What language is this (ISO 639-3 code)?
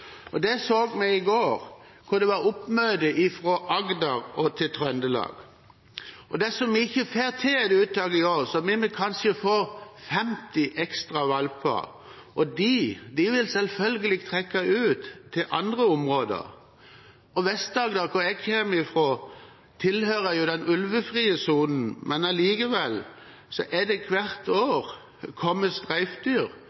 nob